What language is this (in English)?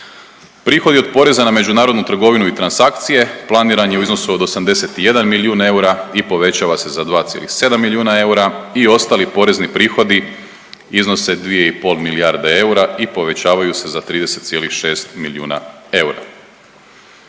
Croatian